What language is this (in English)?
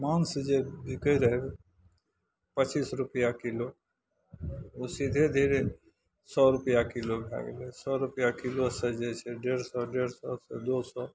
Maithili